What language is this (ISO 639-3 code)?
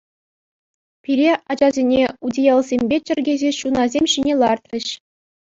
chv